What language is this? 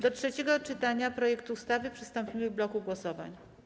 Polish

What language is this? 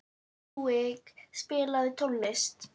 Icelandic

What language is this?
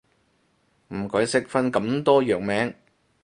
Cantonese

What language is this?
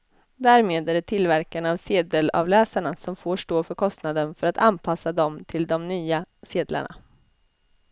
Swedish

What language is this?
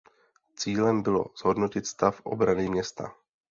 Czech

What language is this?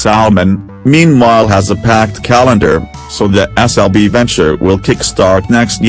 English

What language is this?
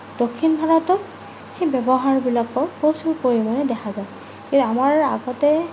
Assamese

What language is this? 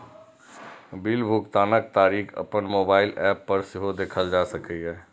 Maithili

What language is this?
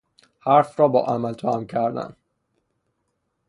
Persian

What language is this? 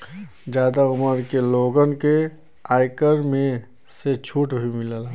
Bhojpuri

